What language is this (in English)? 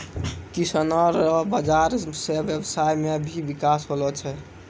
Maithili